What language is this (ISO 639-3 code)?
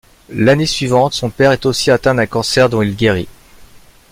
fra